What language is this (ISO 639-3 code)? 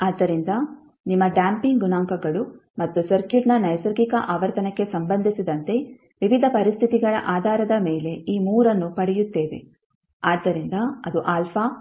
kan